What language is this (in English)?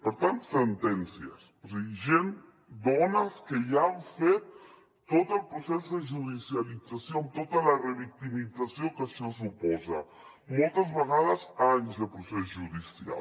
Catalan